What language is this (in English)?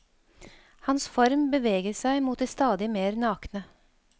Norwegian